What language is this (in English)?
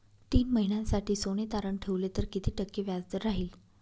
Marathi